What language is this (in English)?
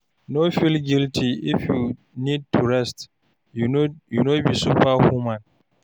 Nigerian Pidgin